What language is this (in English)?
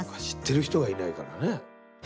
Japanese